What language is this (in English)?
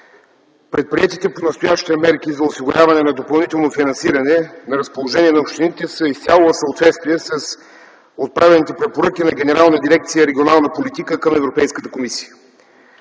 Bulgarian